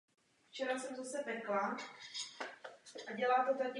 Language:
Czech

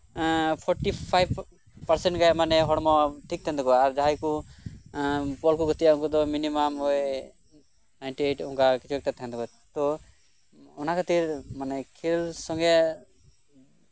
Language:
Santali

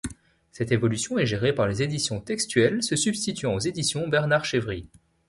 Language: French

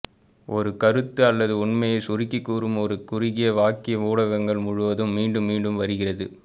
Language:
Tamil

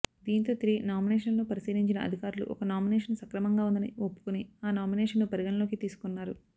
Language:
Telugu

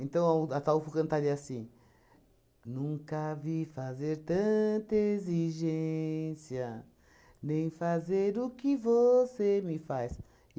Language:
Portuguese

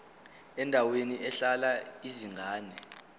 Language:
Zulu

